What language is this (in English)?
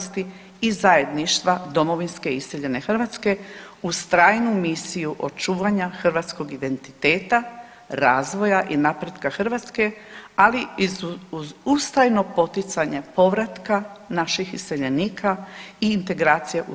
Croatian